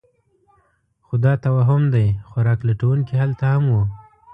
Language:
Pashto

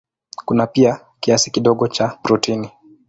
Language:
Swahili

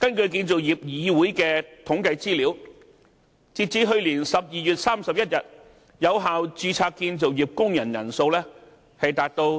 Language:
Cantonese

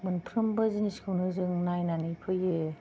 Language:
Bodo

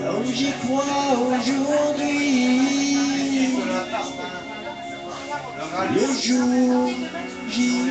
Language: Arabic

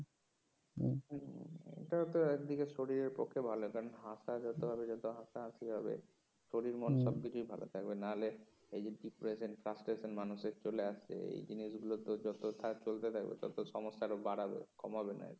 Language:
Bangla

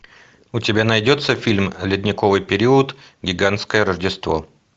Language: Russian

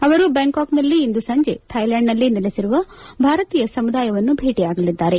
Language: Kannada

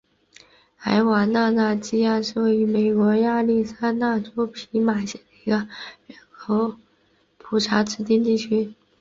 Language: Chinese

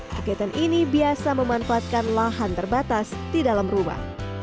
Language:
Indonesian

